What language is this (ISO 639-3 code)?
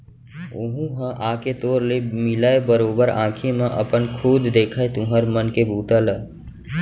hne